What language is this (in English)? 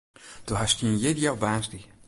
Western Frisian